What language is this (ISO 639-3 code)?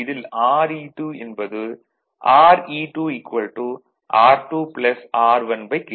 tam